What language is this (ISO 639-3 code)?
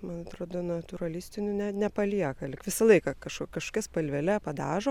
lit